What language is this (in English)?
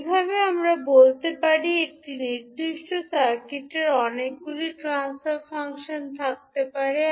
Bangla